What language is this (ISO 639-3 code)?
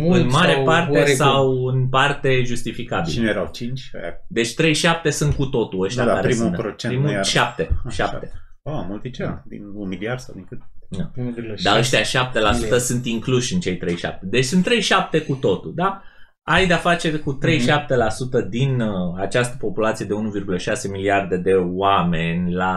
ron